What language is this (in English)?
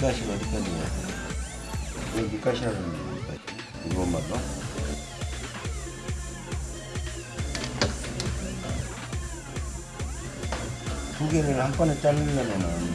Korean